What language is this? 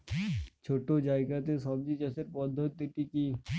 Bangla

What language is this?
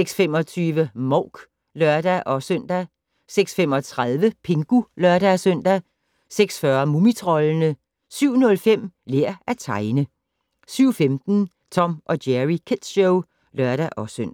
Danish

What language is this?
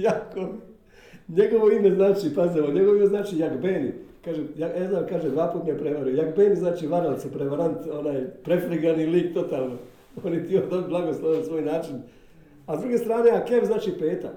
Croatian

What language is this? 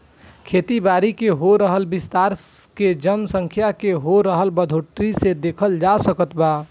Bhojpuri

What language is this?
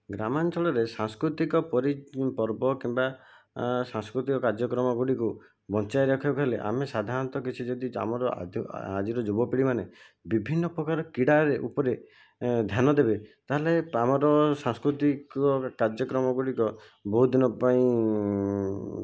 Odia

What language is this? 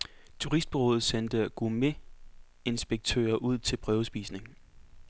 Danish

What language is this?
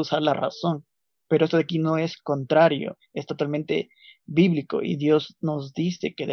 Spanish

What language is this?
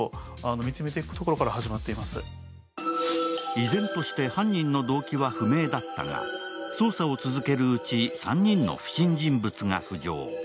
Japanese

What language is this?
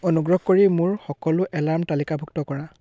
Assamese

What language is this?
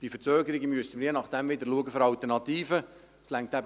Swiss German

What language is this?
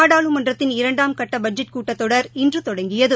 Tamil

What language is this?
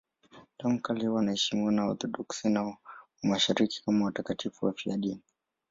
Swahili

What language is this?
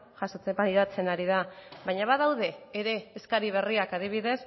Basque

